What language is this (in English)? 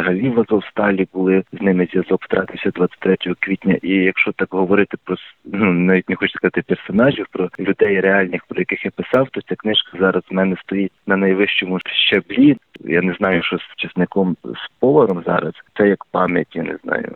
Ukrainian